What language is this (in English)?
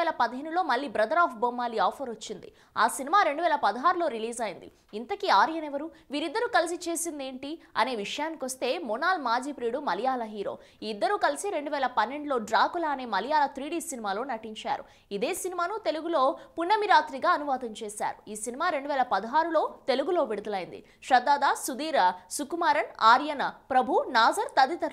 Romanian